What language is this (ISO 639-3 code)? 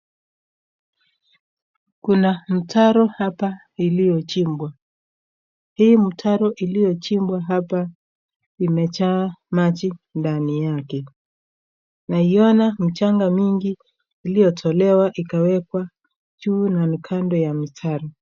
swa